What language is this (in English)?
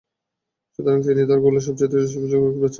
Bangla